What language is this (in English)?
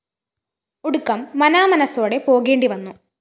Malayalam